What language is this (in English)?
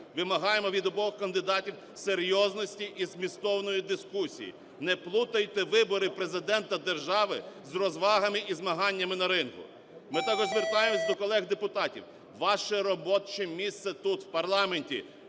Ukrainian